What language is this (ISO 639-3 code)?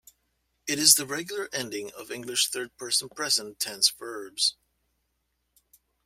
eng